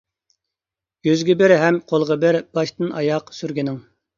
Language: Uyghur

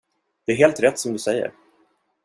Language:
Swedish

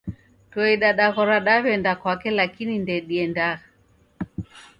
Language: Taita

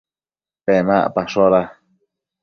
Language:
Matsés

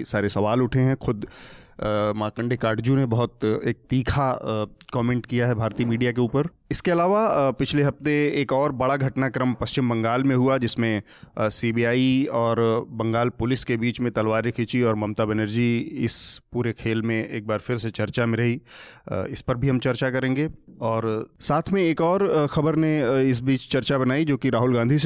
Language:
Hindi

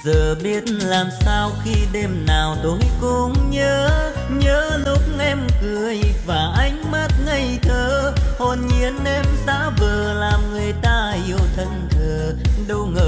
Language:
Vietnamese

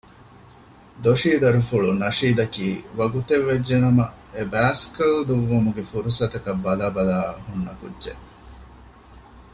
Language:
Divehi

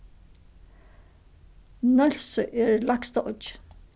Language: Faroese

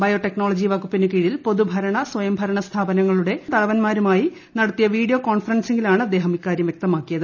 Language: Malayalam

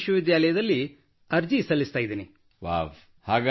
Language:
Kannada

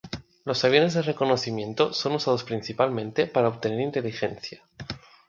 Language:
Spanish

